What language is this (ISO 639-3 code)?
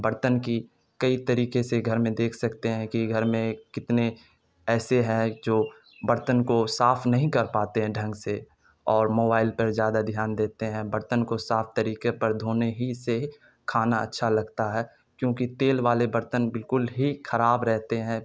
urd